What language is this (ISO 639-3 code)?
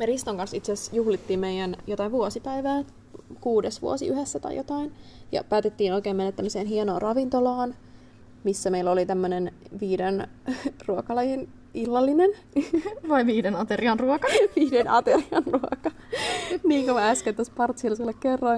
fin